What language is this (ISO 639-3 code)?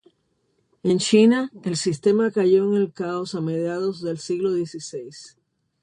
spa